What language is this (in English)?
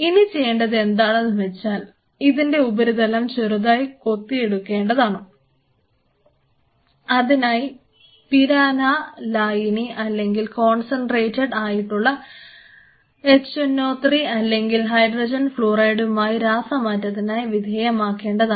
Malayalam